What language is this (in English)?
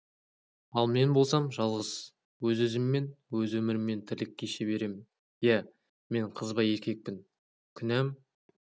Kazakh